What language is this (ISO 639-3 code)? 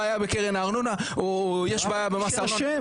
heb